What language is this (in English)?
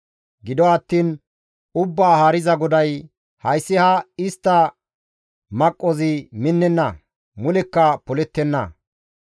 Gamo